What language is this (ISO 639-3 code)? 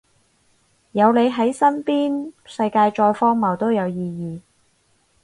yue